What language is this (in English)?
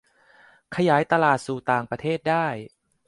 Thai